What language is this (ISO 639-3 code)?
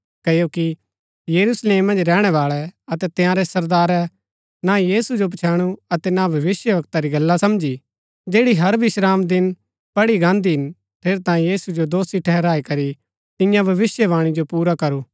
gbk